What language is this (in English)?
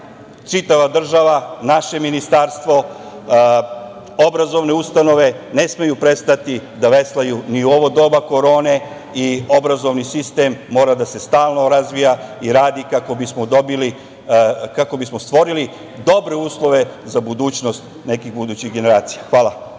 Serbian